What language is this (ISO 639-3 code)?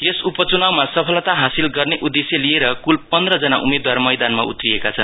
nep